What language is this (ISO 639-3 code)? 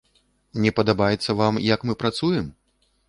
bel